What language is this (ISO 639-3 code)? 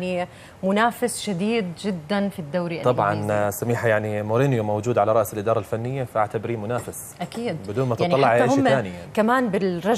ara